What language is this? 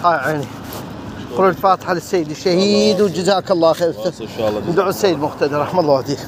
Arabic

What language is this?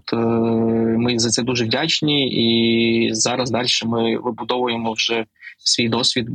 Ukrainian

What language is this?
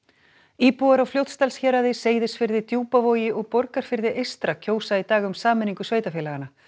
Icelandic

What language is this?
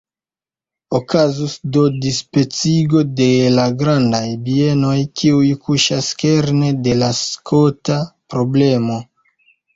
Esperanto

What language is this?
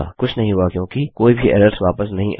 Hindi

